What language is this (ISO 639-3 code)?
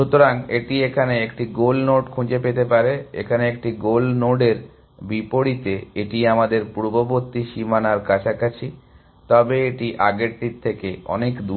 ben